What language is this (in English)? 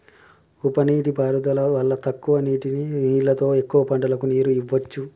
Telugu